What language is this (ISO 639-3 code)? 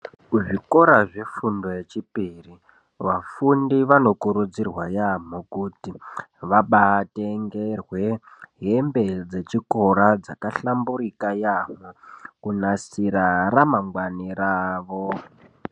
ndc